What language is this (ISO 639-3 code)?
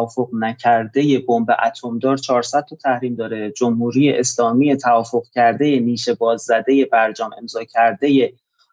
fas